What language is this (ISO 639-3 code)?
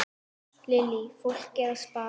isl